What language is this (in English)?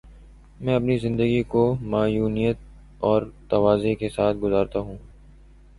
Urdu